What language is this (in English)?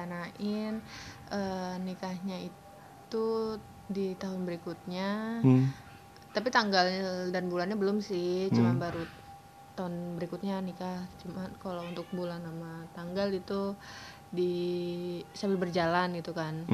Indonesian